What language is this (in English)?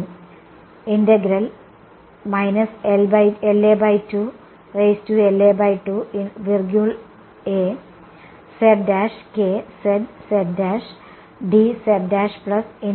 Malayalam